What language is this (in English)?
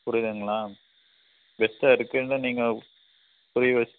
Tamil